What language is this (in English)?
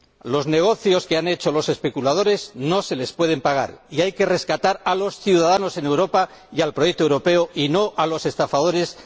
Spanish